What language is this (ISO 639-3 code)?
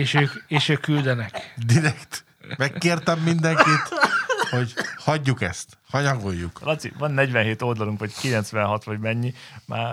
hun